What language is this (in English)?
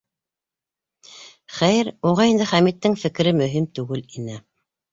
Bashkir